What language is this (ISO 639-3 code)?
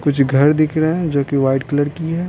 hin